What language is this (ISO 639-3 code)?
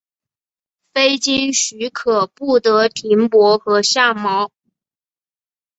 zho